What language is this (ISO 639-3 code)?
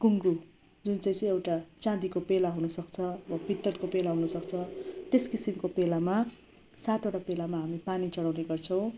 nep